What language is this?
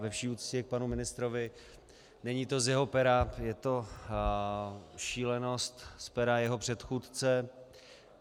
Czech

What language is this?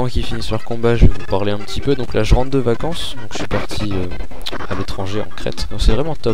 French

